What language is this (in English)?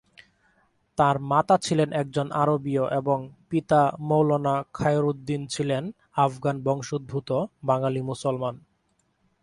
Bangla